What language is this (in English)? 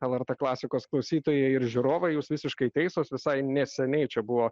Lithuanian